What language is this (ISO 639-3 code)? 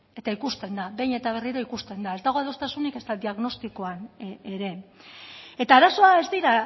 eus